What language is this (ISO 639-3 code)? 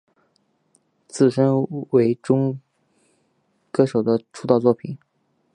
zho